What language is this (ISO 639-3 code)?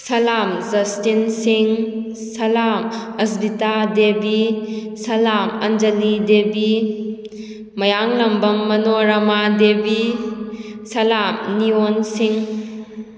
mni